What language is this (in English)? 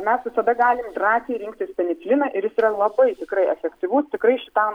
Lithuanian